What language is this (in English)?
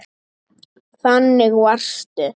Icelandic